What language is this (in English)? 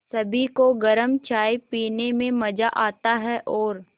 Hindi